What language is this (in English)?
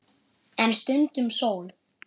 Icelandic